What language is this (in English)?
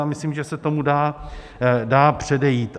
Czech